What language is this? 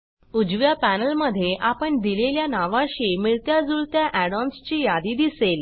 Marathi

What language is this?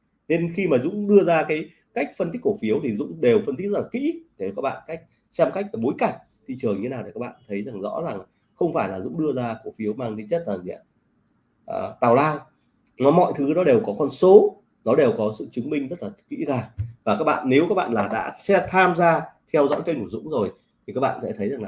Vietnamese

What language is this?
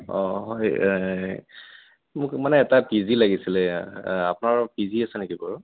Assamese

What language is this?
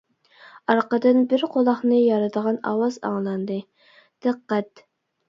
Uyghur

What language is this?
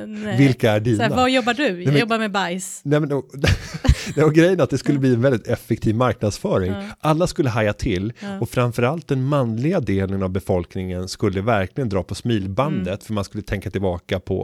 Swedish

